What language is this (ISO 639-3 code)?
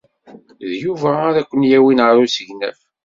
kab